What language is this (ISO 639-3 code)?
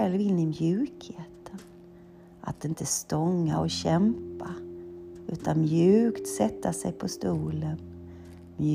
swe